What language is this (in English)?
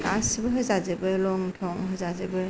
Bodo